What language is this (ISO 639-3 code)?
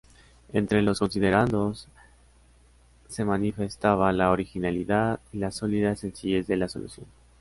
spa